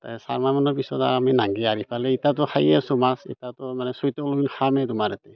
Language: Assamese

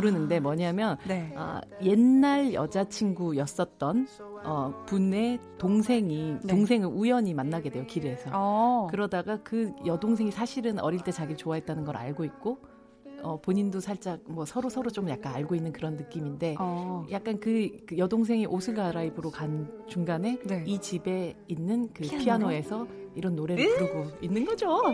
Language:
Korean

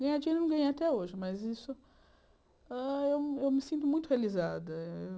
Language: Portuguese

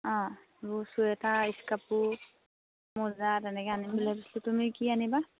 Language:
Assamese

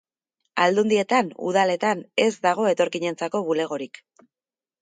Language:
Basque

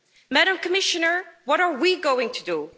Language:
English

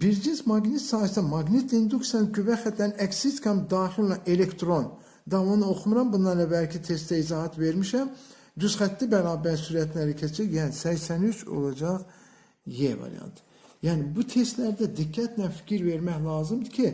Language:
Turkish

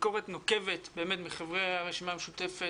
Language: Hebrew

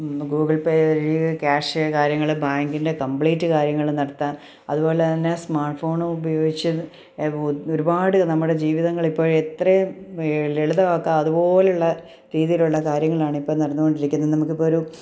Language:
Malayalam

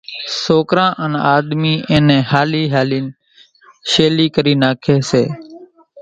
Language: Kachi Koli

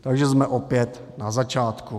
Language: Czech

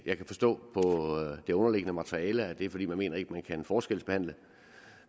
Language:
Danish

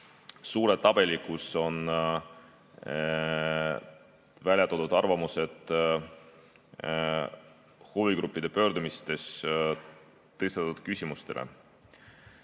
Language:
Estonian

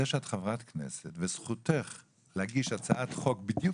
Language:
Hebrew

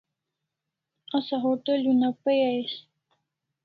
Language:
Kalasha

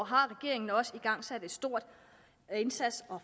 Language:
Danish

